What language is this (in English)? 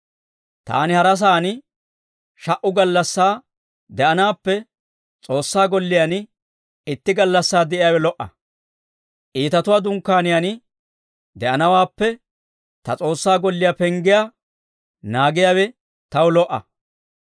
Dawro